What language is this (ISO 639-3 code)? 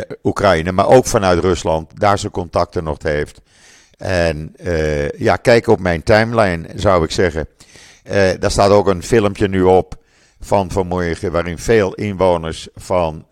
nld